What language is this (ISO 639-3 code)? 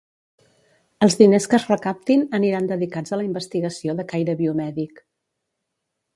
cat